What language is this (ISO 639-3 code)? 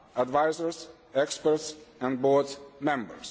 eng